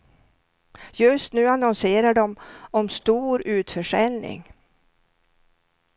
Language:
Swedish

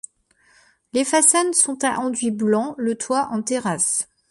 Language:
French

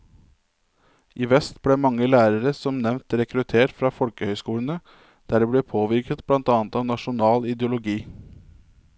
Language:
Norwegian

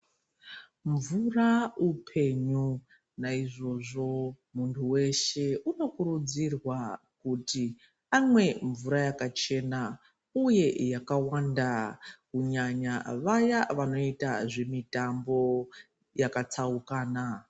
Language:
Ndau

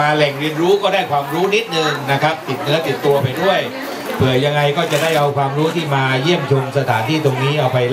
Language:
Thai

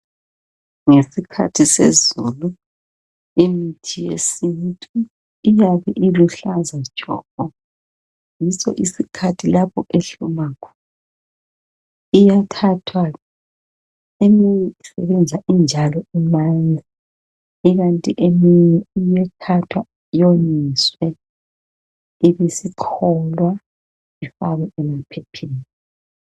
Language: North Ndebele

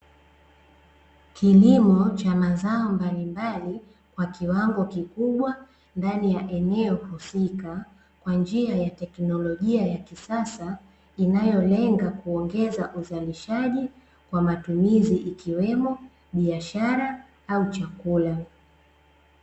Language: Swahili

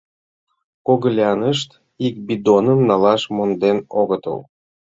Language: Mari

